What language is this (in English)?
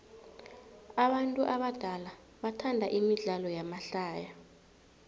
South Ndebele